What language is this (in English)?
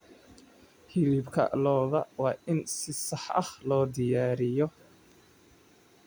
Somali